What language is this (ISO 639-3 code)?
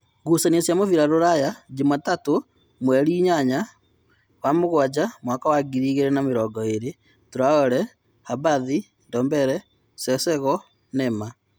kik